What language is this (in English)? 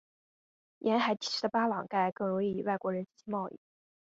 Chinese